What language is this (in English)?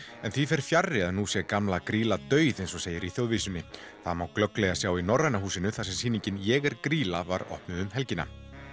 Icelandic